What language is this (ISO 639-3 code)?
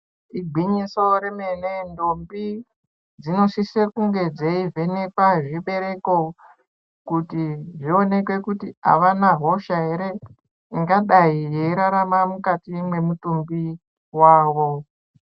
ndc